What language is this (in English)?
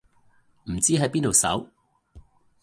Cantonese